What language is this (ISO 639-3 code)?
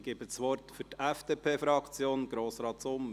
gsw